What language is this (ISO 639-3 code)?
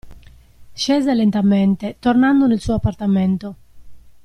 ita